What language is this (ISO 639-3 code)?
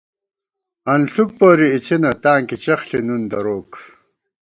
gwt